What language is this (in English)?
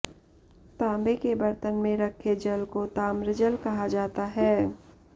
Hindi